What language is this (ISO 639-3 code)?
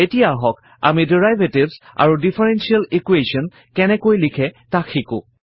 asm